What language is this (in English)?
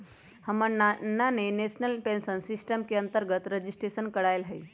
Magahi